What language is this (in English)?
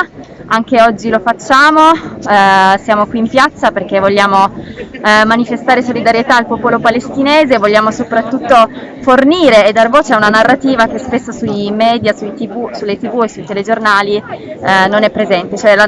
Italian